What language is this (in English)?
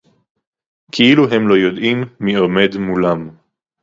Hebrew